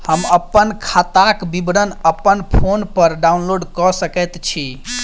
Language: Maithili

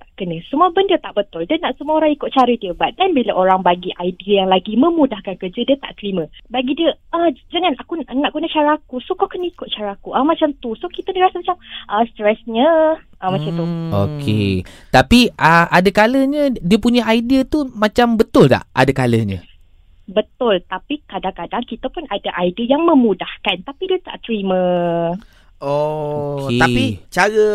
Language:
Malay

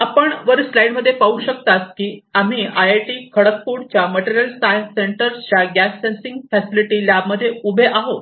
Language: Marathi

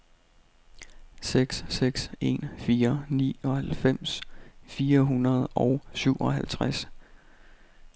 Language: Danish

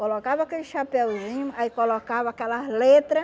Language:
Portuguese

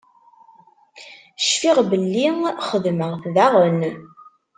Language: Kabyle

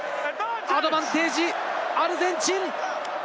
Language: Japanese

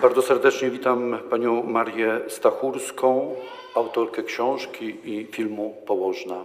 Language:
Polish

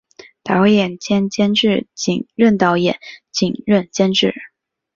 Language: Chinese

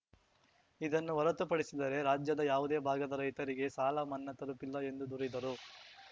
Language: Kannada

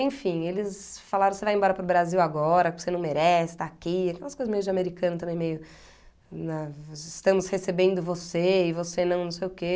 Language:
Portuguese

